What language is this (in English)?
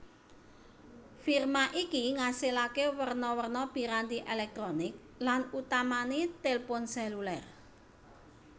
Javanese